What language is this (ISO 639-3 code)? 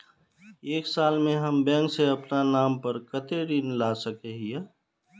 mag